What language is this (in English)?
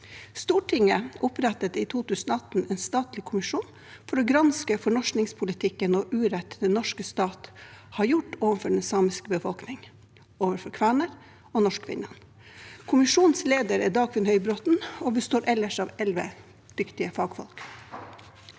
Norwegian